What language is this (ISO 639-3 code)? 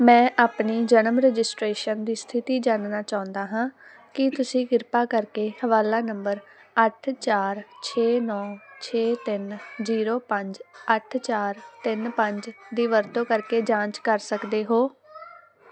pan